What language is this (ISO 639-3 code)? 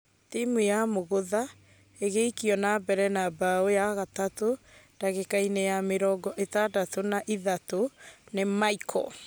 kik